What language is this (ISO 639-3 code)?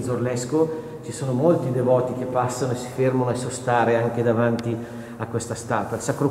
ita